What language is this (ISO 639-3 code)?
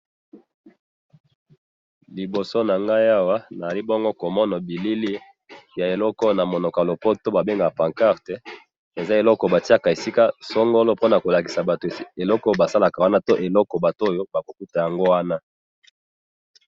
lin